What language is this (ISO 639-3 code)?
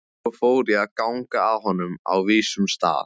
isl